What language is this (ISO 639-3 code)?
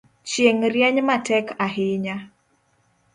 luo